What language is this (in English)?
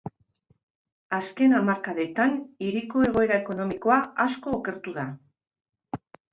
Basque